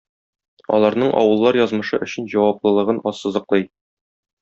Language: Tatar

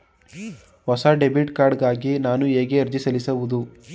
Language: Kannada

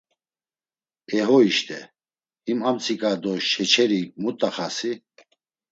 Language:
Laz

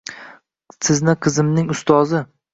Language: Uzbek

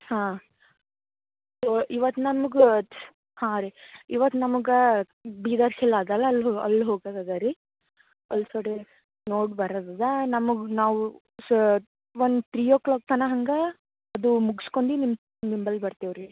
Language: Kannada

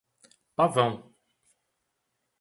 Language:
Portuguese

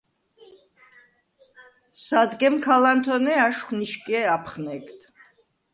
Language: Svan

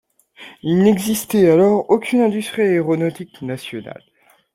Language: French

